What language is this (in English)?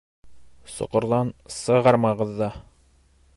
Bashkir